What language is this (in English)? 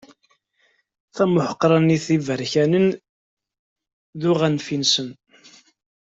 Kabyle